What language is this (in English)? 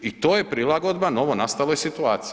Croatian